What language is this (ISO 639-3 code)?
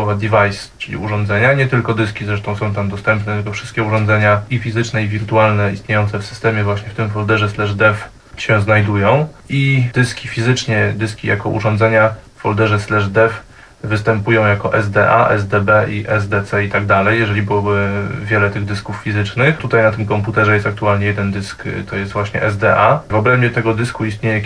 pol